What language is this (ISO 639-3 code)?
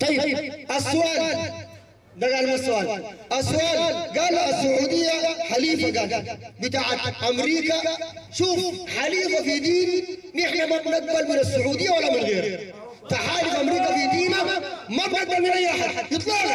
ara